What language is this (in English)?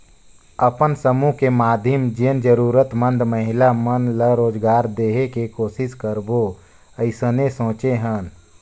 Chhattisgarhi